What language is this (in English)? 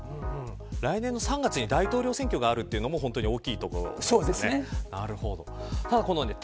Japanese